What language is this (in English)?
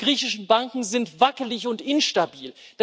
German